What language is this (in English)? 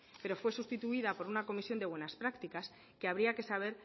Spanish